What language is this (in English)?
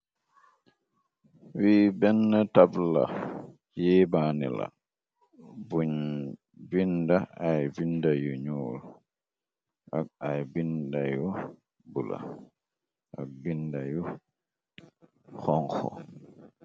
Wolof